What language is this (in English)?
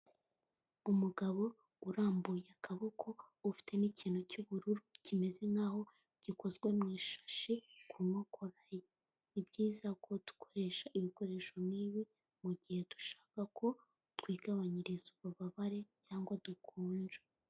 Kinyarwanda